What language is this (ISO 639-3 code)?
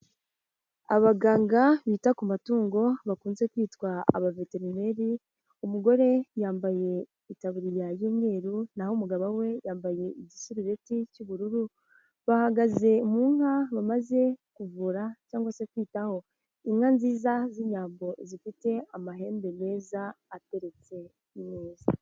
kin